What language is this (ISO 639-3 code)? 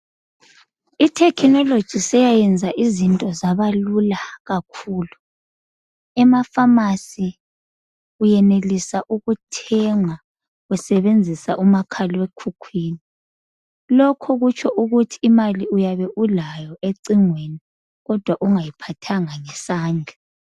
nde